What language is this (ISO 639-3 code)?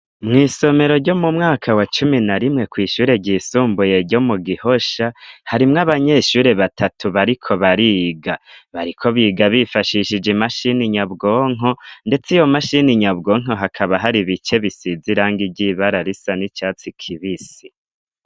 run